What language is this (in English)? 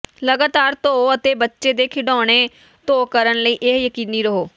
Punjabi